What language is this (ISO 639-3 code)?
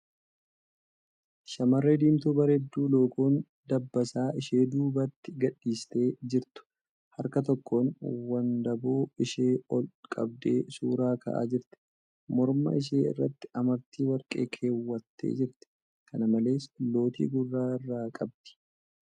orm